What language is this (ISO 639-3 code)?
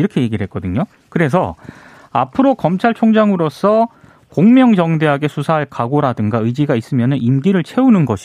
kor